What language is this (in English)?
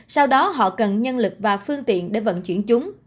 Vietnamese